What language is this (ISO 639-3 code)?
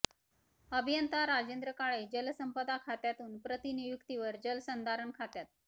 mar